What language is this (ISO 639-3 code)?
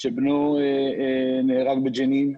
heb